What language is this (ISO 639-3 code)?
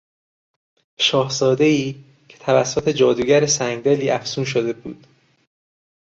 fas